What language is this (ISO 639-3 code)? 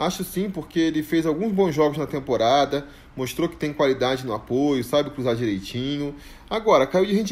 por